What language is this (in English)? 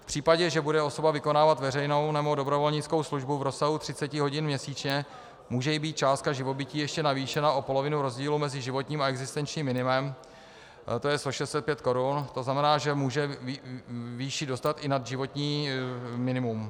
Czech